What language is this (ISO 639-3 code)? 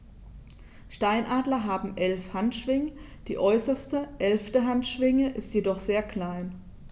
deu